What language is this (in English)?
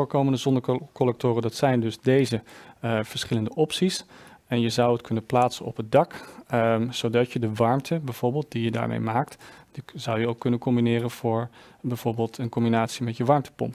Dutch